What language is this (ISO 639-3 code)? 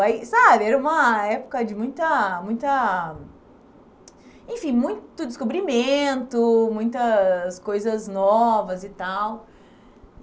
por